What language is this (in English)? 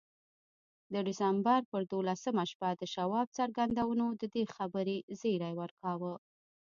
Pashto